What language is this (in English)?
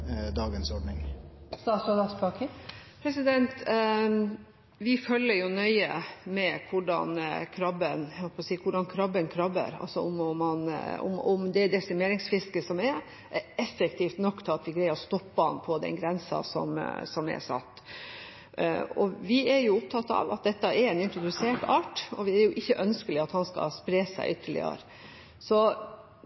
Norwegian